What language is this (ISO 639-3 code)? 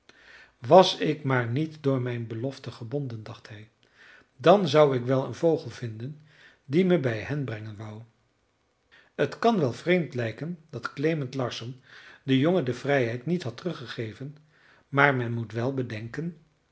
nld